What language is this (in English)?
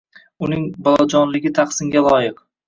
Uzbek